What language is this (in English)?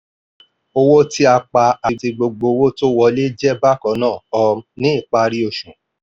Yoruba